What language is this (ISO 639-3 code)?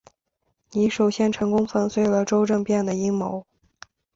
zho